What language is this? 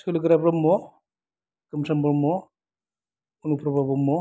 Bodo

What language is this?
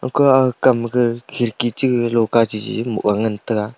Wancho Naga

